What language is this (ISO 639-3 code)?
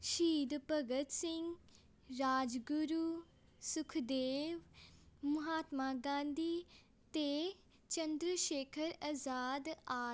pan